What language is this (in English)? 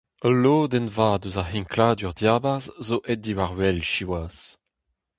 Breton